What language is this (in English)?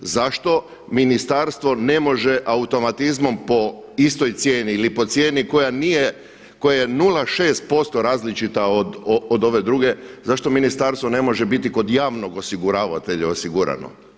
Croatian